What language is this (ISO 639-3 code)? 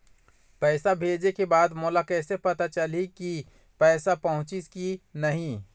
hne